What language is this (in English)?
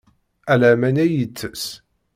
Kabyle